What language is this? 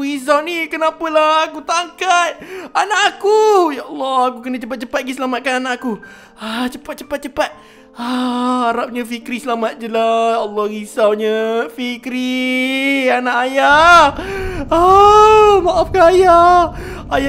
Malay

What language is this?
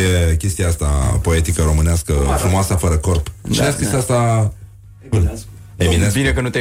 Romanian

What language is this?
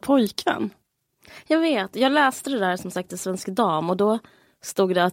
Swedish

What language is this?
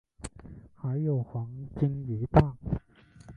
Chinese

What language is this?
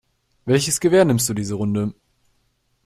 German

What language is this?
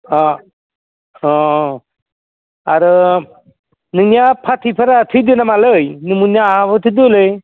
Bodo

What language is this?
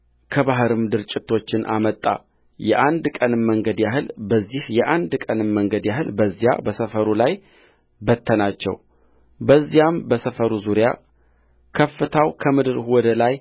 Amharic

